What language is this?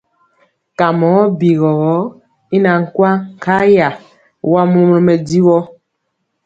Mpiemo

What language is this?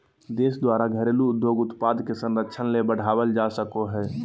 Magahi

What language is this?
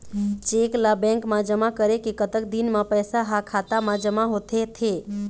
Chhattisgarhi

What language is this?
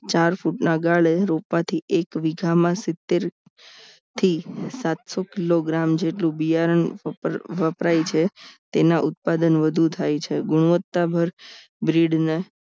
Gujarati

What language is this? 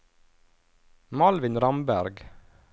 Norwegian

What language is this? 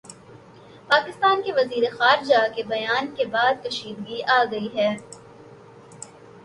Urdu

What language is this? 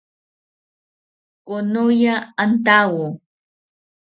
South Ucayali Ashéninka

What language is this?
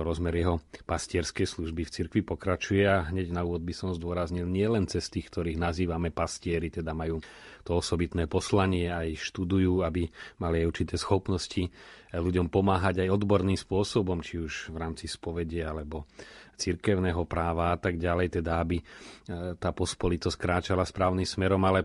Slovak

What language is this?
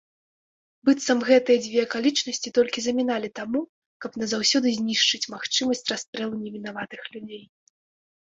Belarusian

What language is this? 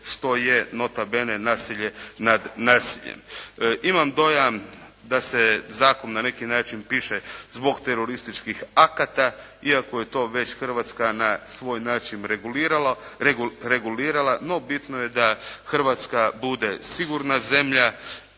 Croatian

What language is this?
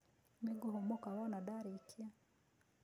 Kikuyu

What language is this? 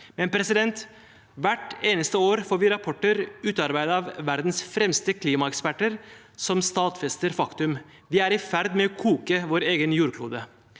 Norwegian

